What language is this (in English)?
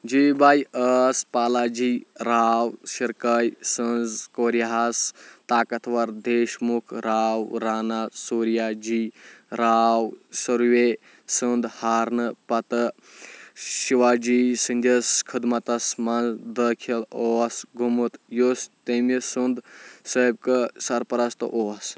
Kashmiri